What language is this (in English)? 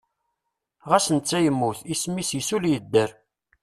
Kabyle